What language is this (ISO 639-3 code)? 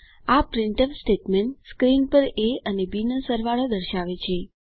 guj